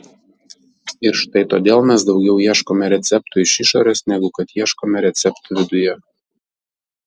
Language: Lithuanian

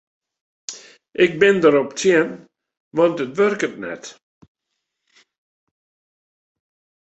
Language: Western Frisian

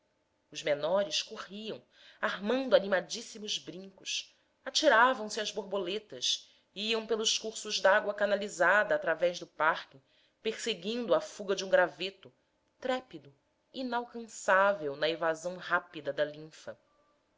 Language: Portuguese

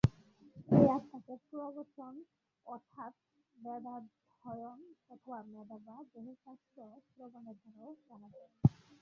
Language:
Bangla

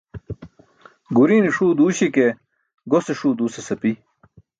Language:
Burushaski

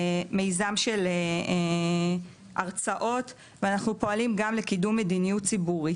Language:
Hebrew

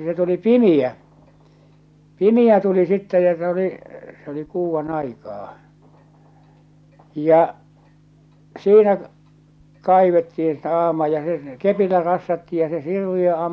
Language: Finnish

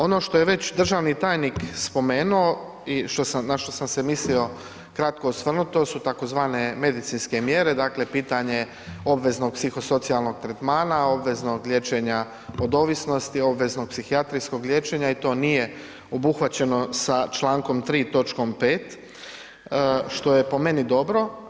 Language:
Croatian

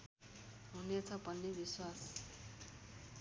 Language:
Nepali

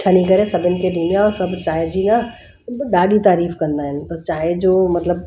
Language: Sindhi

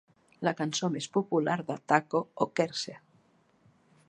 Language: Catalan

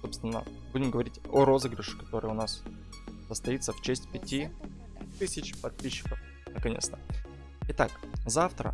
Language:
Russian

